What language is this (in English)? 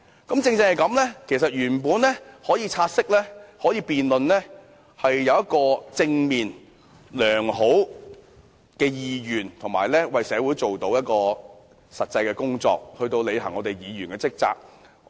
Cantonese